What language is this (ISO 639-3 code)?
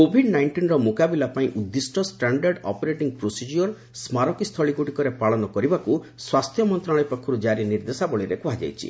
ori